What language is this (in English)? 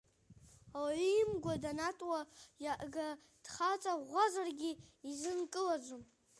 Abkhazian